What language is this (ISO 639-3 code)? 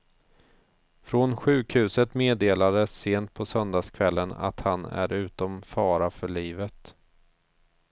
swe